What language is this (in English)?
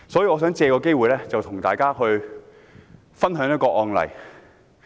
Cantonese